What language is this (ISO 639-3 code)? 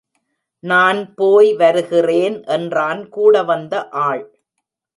tam